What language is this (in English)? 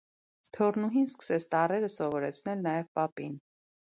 Armenian